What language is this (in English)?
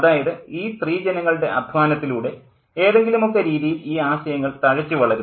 Malayalam